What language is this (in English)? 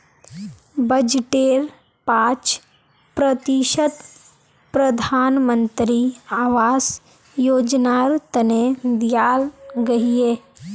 Magahi